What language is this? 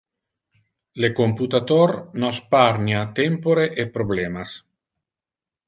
Interlingua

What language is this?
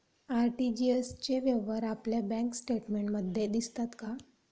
Marathi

